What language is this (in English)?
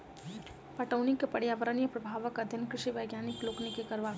Maithili